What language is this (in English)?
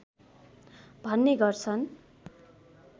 Nepali